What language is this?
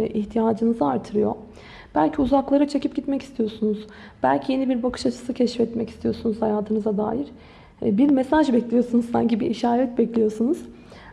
Turkish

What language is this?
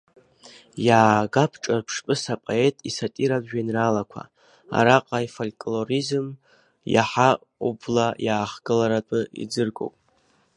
Abkhazian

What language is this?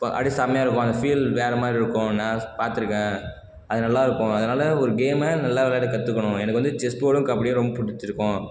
Tamil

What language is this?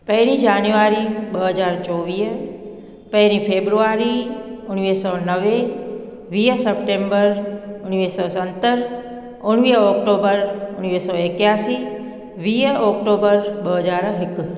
Sindhi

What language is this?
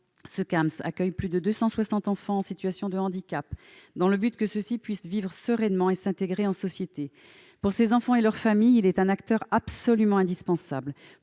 French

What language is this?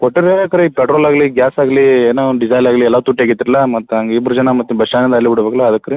Kannada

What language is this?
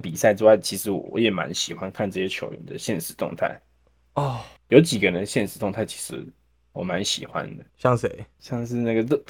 Chinese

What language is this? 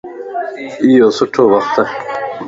Lasi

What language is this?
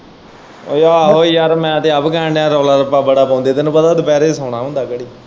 Punjabi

